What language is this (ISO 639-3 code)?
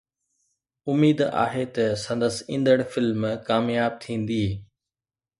snd